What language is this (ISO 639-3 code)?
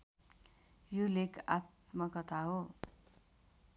nep